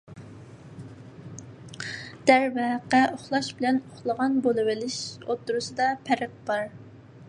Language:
Uyghur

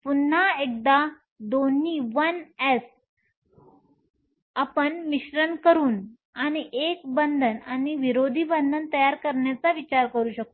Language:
Marathi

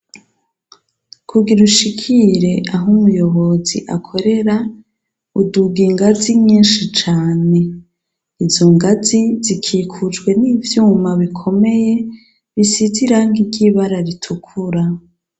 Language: Rundi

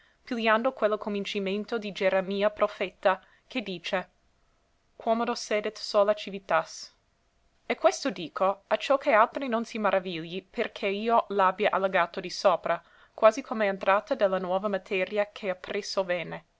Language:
Italian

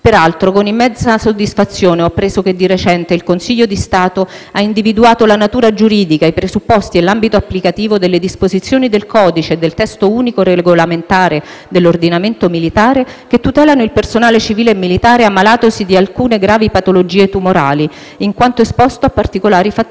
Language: Italian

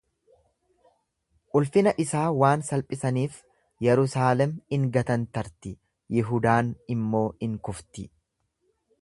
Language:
Oromo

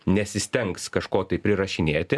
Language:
Lithuanian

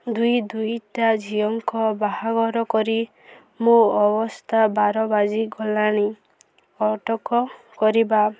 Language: Odia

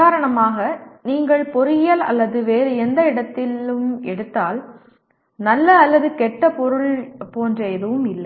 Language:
Tamil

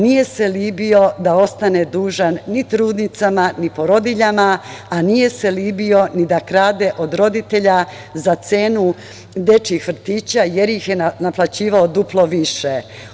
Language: Serbian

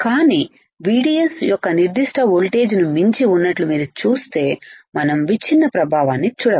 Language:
Telugu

